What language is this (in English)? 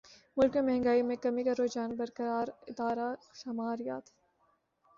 Urdu